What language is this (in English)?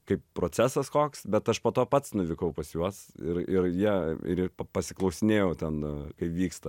Lithuanian